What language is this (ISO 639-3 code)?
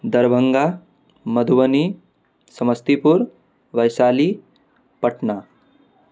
mai